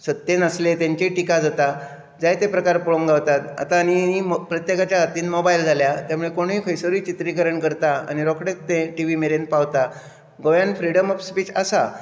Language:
Konkani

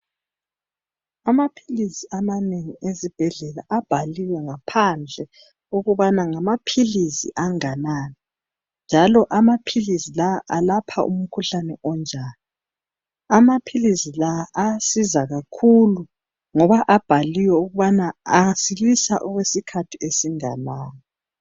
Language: North Ndebele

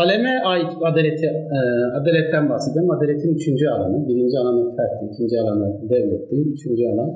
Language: Turkish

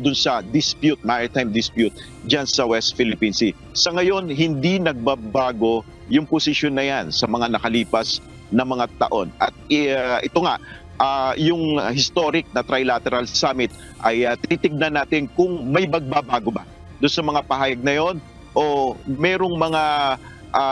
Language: Filipino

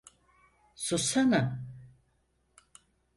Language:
Turkish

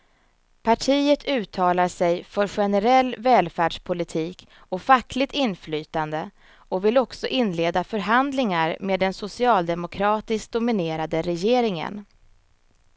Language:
Swedish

